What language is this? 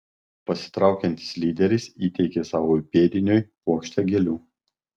Lithuanian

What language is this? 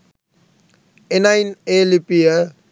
Sinhala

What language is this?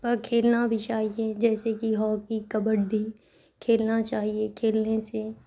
Urdu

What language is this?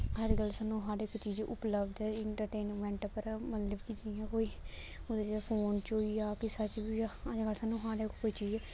Dogri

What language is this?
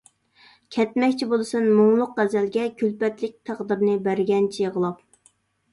Uyghur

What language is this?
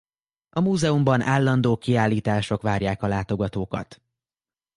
Hungarian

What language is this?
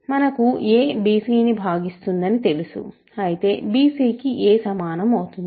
Telugu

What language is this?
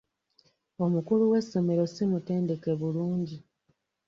Ganda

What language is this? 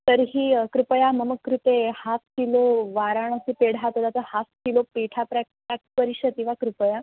Sanskrit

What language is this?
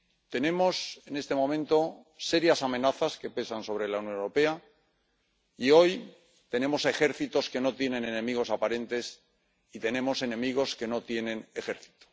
Spanish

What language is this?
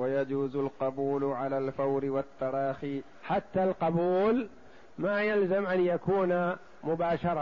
Arabic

